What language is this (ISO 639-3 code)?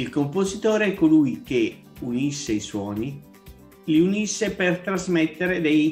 ita